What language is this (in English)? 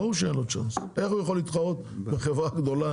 Hebrew